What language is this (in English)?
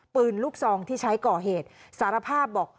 Thai